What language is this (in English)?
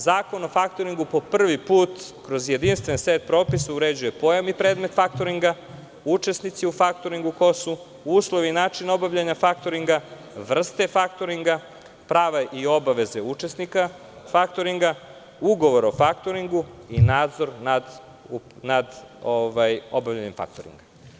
Serbian